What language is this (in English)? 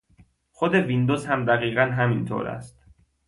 Persian